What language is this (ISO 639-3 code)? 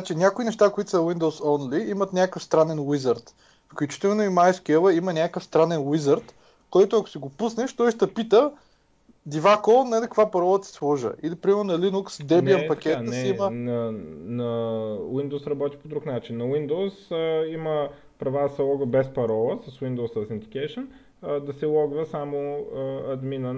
bul